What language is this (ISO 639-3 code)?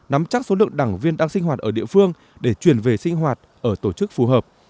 vie